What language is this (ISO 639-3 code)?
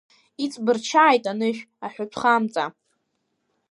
abk